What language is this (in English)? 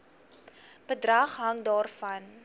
Afrikaans